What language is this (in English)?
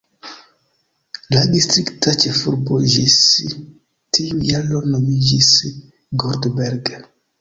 Esperanto